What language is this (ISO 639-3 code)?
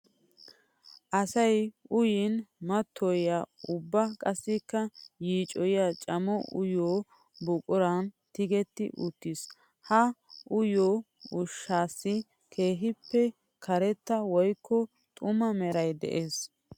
wal